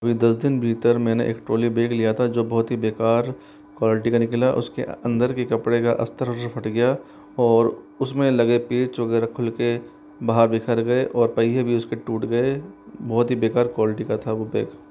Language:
Hindi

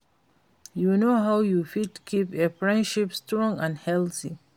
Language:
Nigerian Pidgin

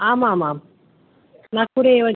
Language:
Sanskrit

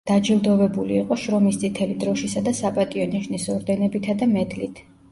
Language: Georgian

